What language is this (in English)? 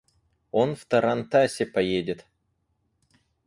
Russian